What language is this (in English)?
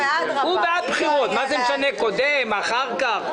Hebrew